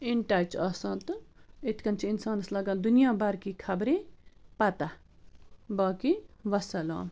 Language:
Kashmiri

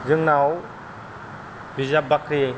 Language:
Bodo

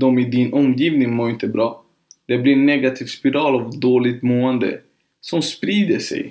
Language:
Swedish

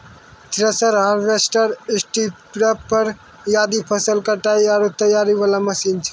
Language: Maithili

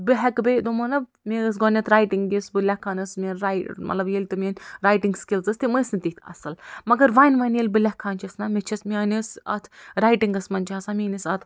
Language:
Kashmiri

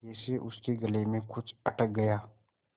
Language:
Hindi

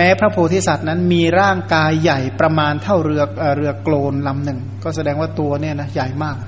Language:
Thai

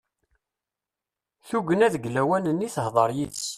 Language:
Kabyle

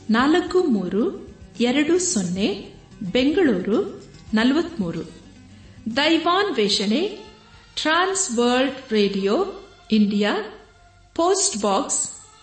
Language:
Kannada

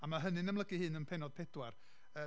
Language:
Welsh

